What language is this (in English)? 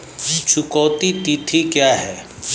Hindi